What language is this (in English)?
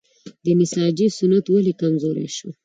Pashto